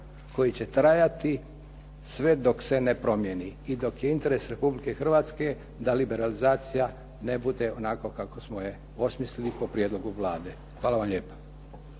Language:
Croatian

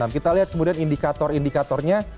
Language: Indonesian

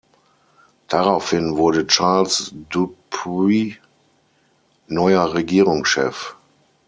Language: German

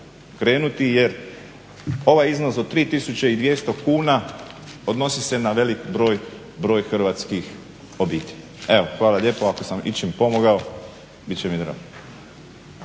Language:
Croatian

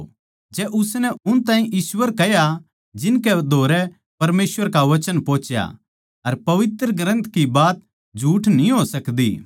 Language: Haryanvi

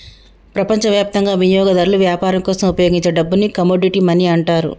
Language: Telugu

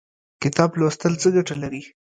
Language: Pashto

